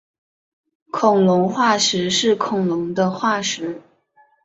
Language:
Chinese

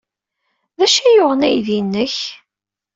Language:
Kabyle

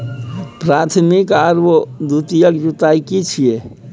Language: Maithili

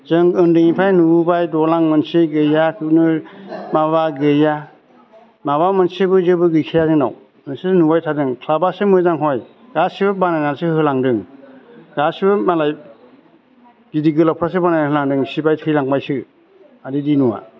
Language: Bodo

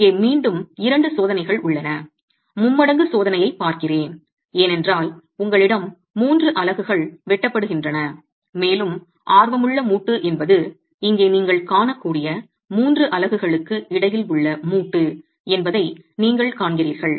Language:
Tamil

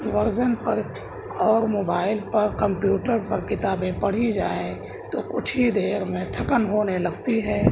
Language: Urdu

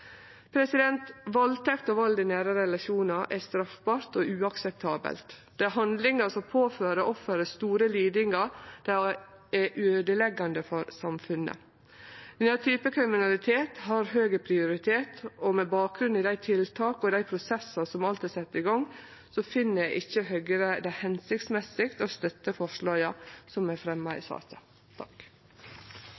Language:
Norwegian Nynorsk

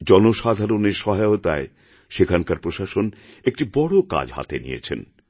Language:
Bangla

